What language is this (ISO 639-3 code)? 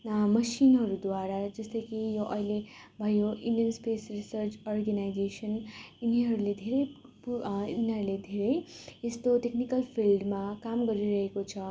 nep